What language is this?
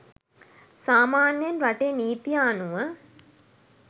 Sinhala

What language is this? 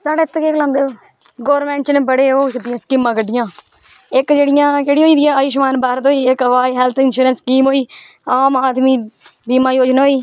Dogri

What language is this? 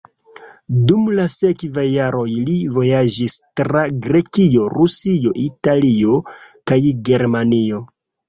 Esperanto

